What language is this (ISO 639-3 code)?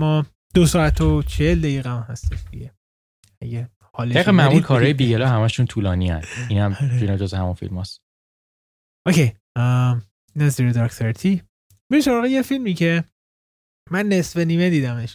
fas